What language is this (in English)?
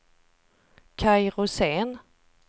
Swedish